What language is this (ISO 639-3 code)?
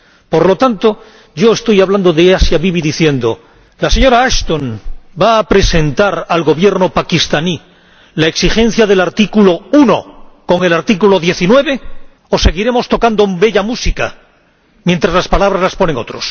spa